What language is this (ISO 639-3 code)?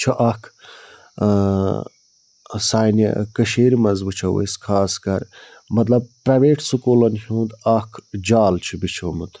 kas